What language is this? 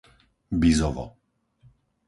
Slovak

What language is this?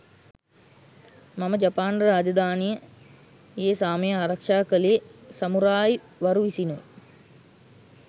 Sinhala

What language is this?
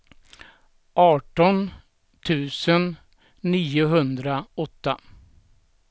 Swedish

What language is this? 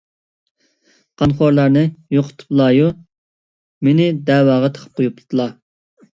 Uyghur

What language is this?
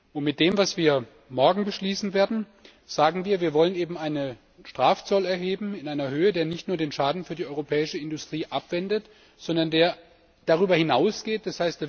German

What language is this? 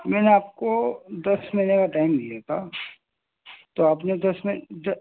Urdu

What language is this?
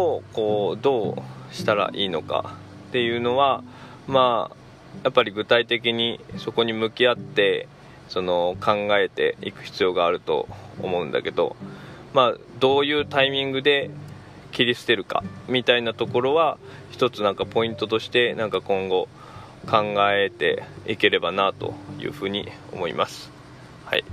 Japanese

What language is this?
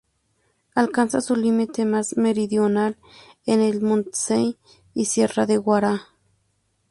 Spanish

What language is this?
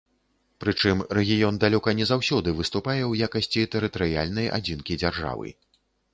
Belarusian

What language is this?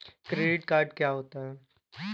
Hindi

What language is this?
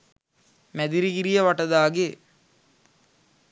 Sinhala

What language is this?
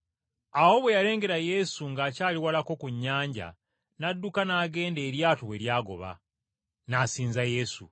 Ganda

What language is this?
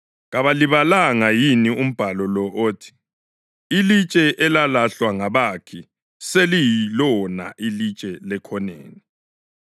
North Ndebele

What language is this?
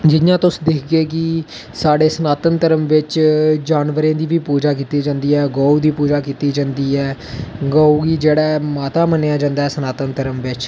Dogri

